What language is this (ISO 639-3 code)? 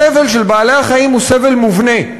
heb